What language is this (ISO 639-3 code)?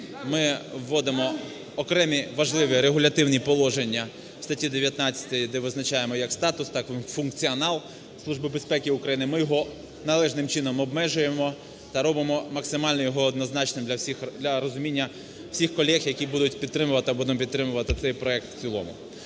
ukr